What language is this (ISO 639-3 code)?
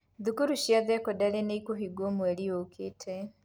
kik